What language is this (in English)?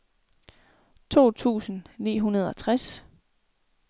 Danish